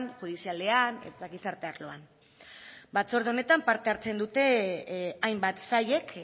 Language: Basque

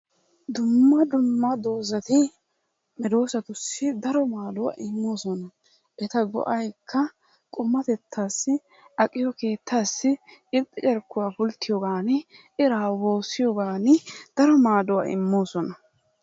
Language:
Wolaytta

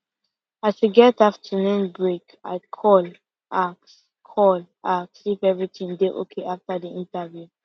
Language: Nigerian Pidgin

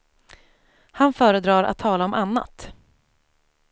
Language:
Swedish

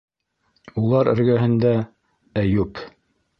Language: Bashkir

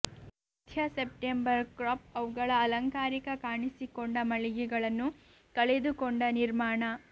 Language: Kannada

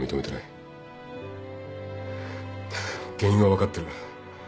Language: Japanese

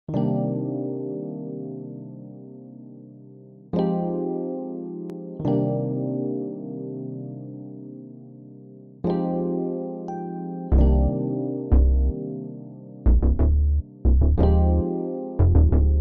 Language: Polish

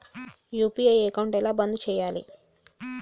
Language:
Telugu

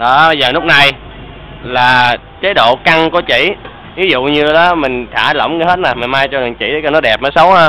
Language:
Vietnamese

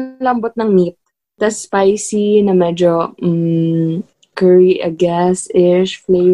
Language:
Filipino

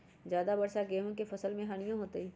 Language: Magahi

